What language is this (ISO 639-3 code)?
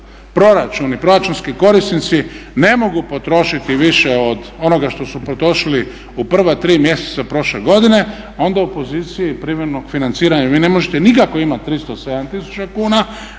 hrv